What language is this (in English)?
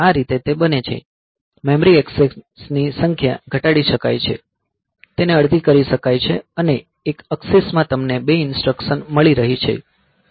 Gujarati